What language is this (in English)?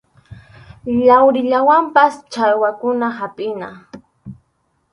Arequipa-La Unión Quechua